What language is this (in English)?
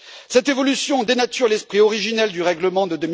French